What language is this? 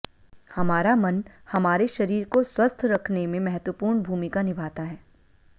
Hindi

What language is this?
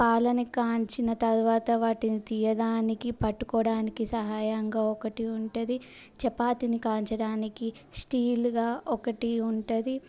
Telugu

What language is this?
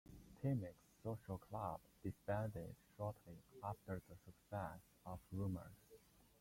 English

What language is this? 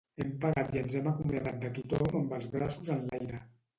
Catalan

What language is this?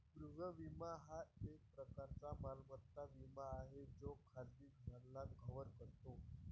Marathi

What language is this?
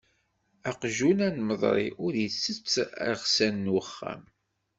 Kabyle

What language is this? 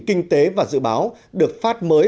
Vietnamese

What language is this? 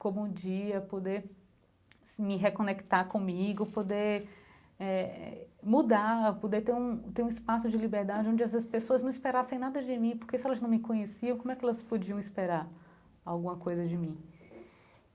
Portuguese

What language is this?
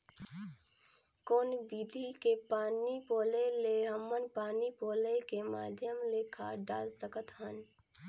Chhattisgarhi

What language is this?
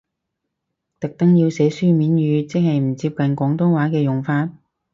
Cantonese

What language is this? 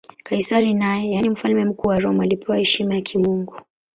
Swahili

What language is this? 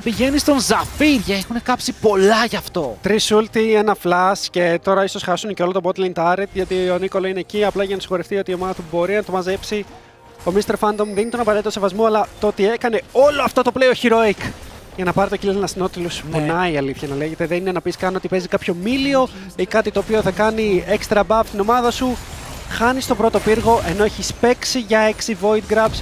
Greek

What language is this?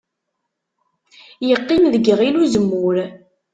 Kabyle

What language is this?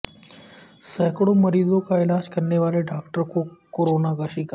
Urdu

